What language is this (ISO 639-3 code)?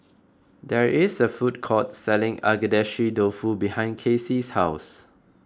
eng